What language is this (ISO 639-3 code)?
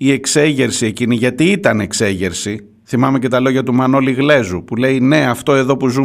ell